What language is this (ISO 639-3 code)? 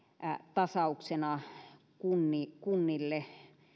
fin